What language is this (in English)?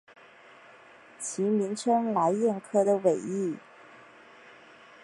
Chinese